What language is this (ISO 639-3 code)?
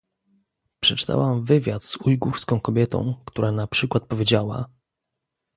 pol